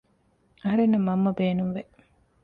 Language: Divehi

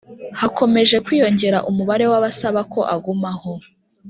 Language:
Kinyarwanda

